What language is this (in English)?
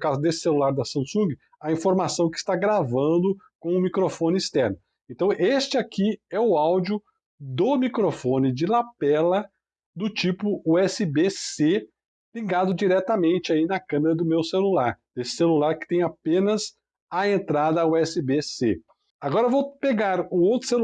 Portuguese